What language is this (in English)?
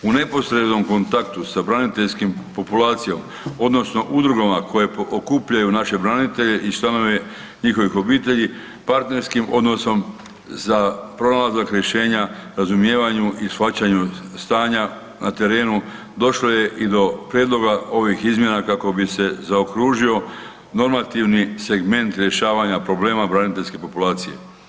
Croatian